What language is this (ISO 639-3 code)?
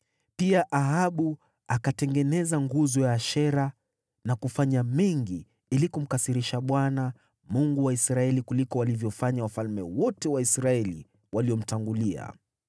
swa